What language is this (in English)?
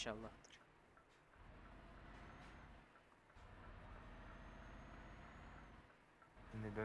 Turkish